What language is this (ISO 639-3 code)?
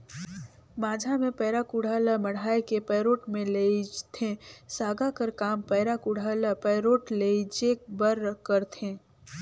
hne